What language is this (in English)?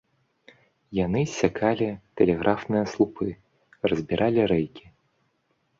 Belarusian